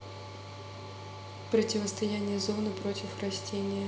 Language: Russian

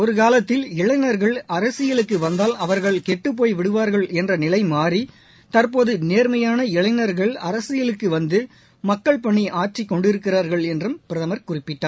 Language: Tamil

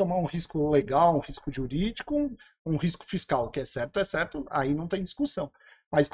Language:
Portuguese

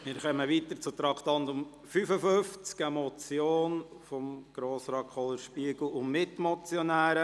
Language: Swiss German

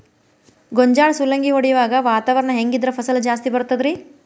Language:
Kannada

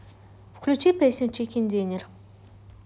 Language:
Russian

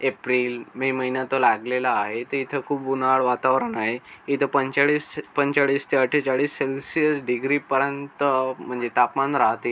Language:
Marathi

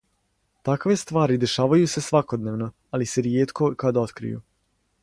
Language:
Serbian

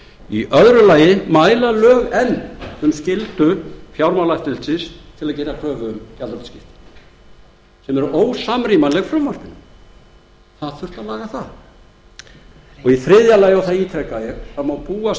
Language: Icelandic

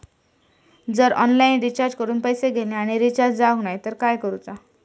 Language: Marathi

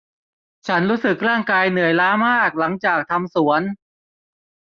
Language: Thai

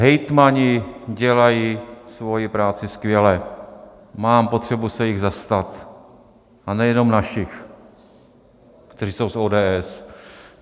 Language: Czech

